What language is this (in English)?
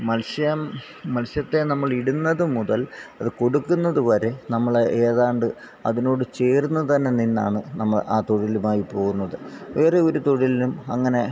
Malayalam